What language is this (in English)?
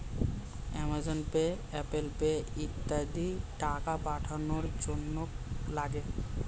Bangla